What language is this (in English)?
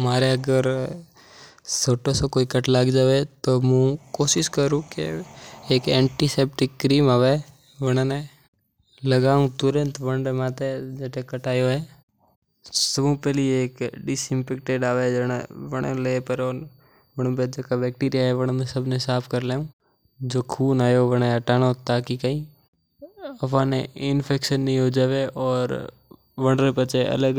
Mewari